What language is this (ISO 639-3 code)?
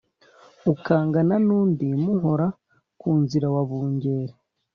kin